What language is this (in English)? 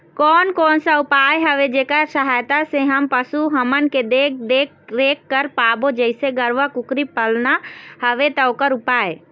Chhattisgarhi